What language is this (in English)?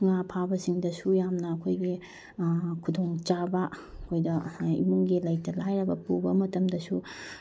Manipuri